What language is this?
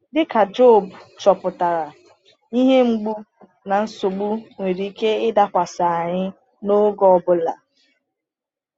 Igbo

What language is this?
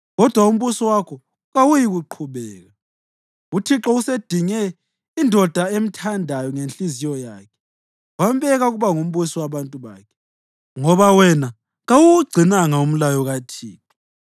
North Ndebele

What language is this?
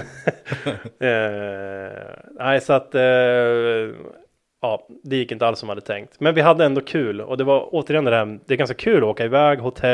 Swedish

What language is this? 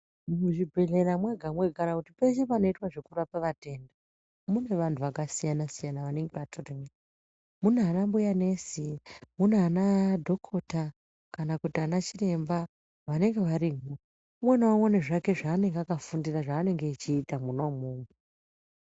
Ndau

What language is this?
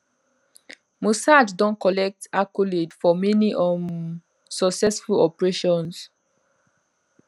Nigerian Pidgin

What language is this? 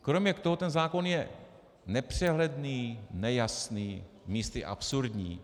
Czech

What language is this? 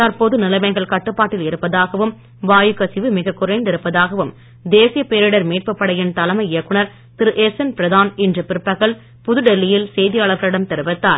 Tamil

